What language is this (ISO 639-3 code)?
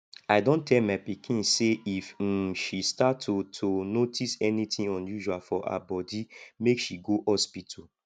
pcm